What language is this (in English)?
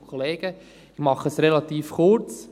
Swiss German